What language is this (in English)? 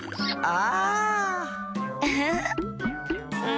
Japanese